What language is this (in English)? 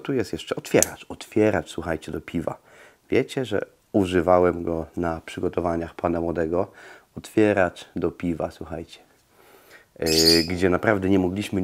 Polish